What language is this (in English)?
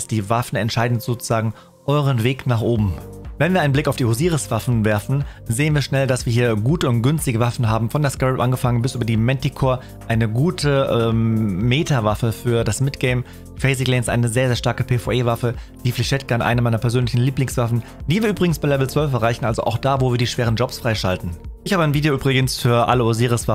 German